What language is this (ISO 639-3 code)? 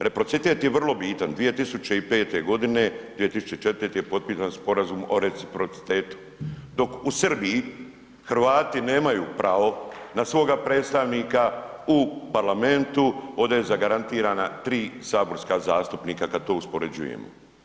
hrv